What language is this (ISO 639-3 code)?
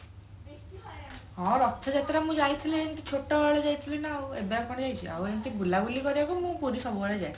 ori